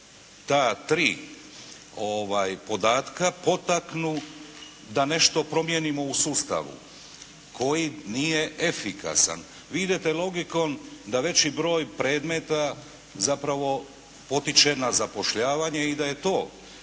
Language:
Croatian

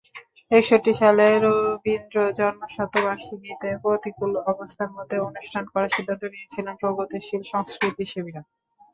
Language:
Bangla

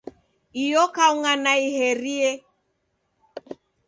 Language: Taita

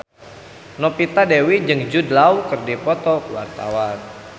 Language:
Sundanese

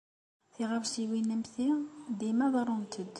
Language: Kabyle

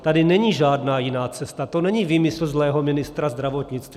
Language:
Czech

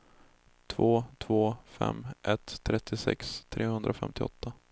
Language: Swedish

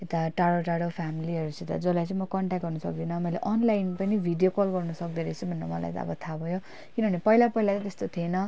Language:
Nepali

